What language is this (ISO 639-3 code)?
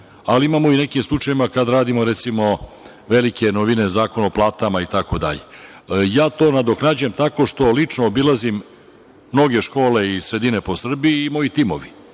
srp